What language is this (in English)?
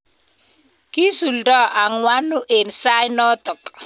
Kalenjin